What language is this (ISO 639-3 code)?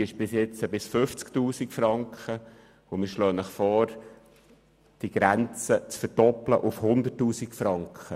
gsw